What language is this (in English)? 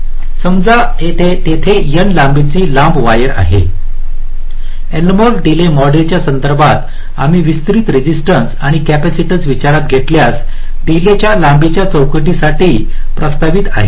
Marathi